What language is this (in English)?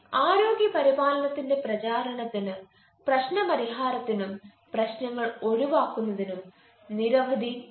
Malayalam